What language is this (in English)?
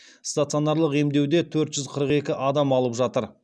Kazakh